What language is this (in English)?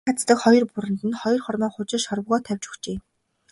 Mongolian